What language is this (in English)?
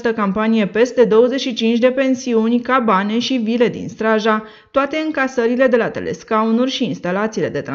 Romanian